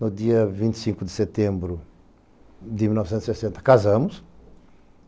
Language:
Portuguese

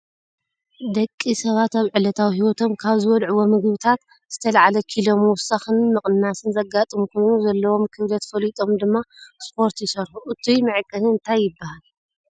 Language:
Tigrinya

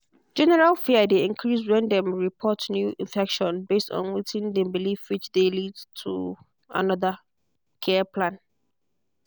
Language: Nigerian Pidgin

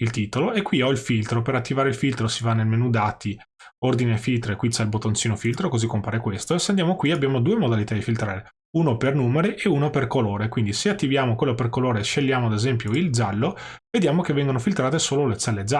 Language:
Italian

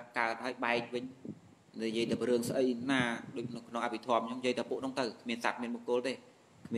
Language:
Vietnamese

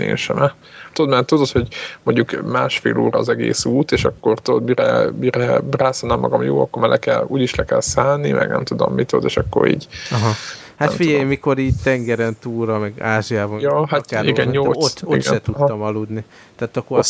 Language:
Hungarian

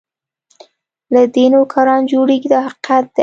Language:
Pashto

